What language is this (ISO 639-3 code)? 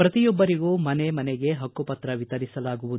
kan